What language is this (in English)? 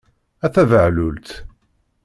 Kabyle